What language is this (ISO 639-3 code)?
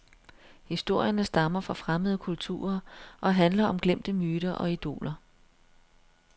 dan